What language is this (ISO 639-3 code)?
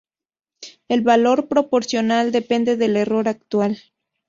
spa